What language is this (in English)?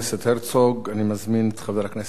Hebrew